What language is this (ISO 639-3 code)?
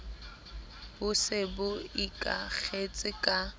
sot